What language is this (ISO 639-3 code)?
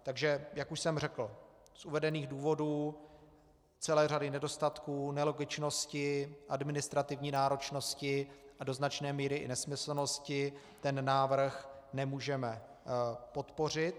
ces